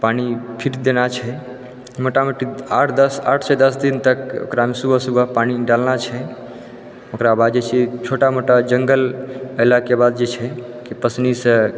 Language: Maithili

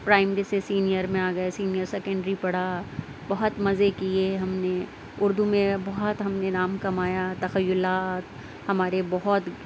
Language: Urdu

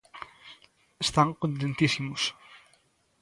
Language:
Galician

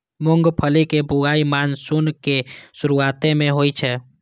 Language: Maithili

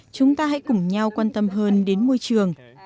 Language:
Vietnamese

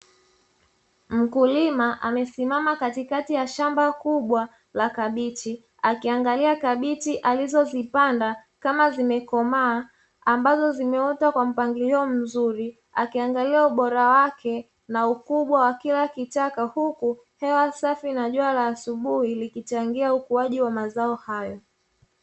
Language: Swahili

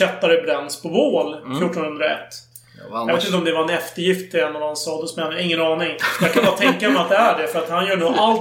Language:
Swedish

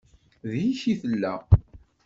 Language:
Kabyle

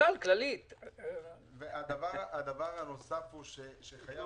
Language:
Hebrew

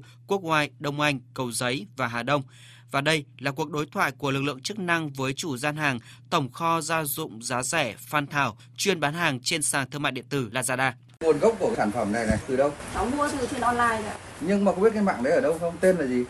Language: Vietnamese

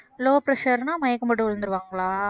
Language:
Tamil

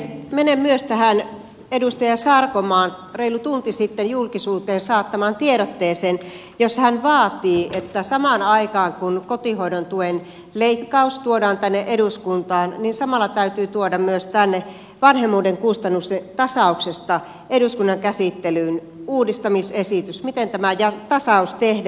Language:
Finnish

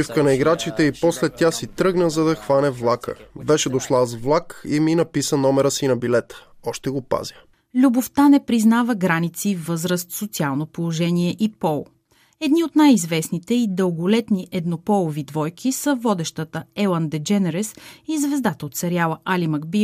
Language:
Bulgarian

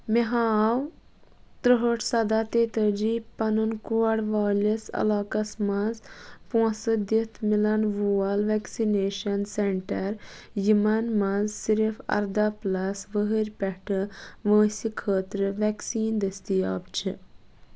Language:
Kashmiri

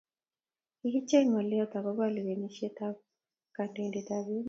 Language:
Kalenjin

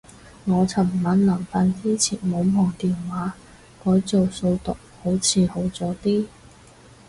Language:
Cantonese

